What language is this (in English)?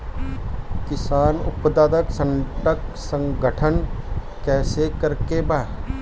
Bhojpuri